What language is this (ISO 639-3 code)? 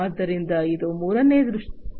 kan